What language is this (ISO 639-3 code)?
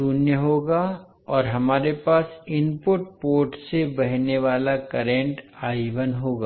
hin